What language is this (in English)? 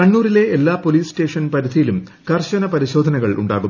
Malayalam